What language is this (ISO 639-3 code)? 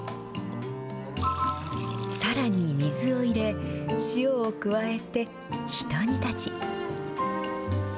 jpn